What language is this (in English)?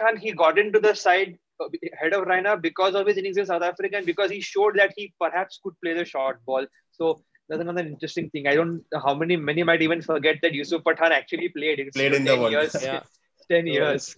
English